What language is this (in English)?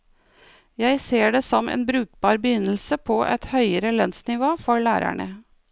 Norwegian